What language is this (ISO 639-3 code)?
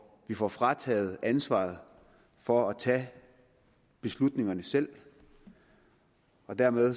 dan